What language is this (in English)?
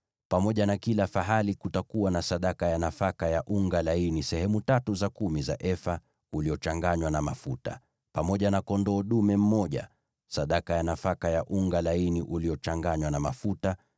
Swahili